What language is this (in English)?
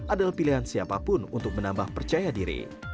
Indonesian